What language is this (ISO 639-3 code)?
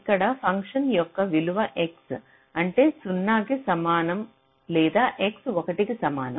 tel